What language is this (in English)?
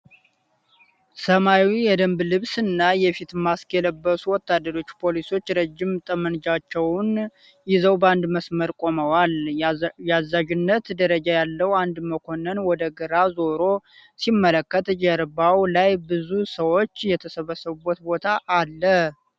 Amharic